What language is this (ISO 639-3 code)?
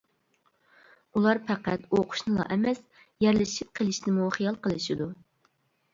uig